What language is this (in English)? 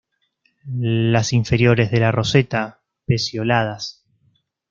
Spanish